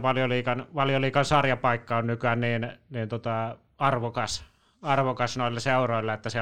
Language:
Finnish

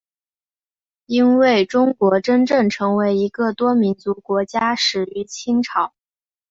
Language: Chinese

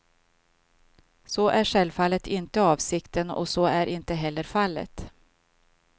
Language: Swedish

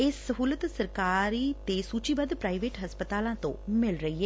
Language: Punjabi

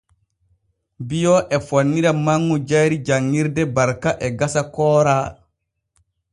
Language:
Borgu Fulfulde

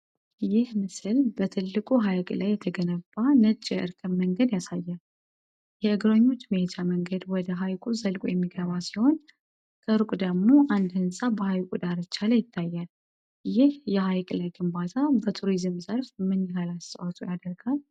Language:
Amharic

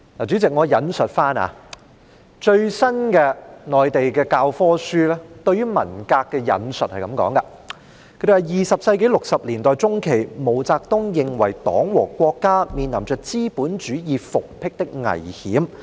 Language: Cantonese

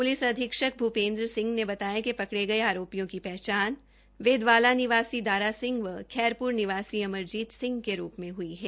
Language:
Hindi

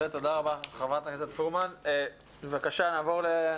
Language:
Hebrew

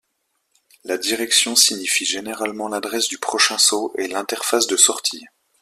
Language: French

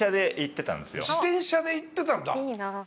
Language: Japanese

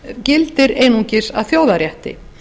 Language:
Icelandic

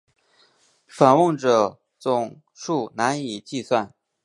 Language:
Chinese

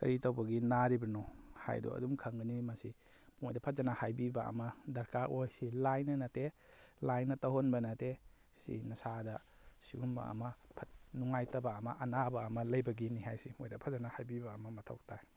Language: Manipuri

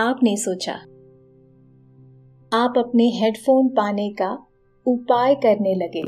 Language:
Hindi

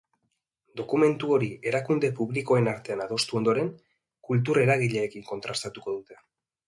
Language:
Basque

